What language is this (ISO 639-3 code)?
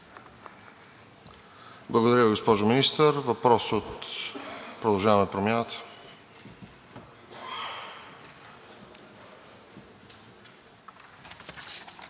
bul